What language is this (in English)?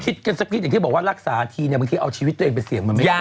Thai